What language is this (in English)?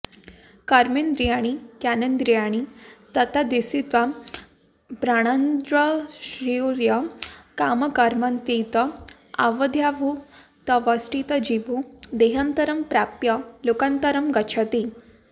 Sanskrit